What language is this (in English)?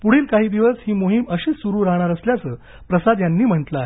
Marathi